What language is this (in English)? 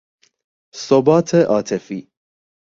Persian